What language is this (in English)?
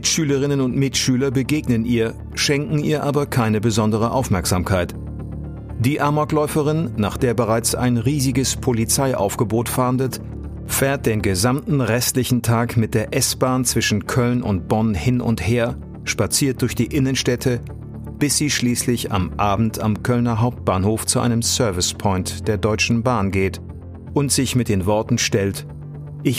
German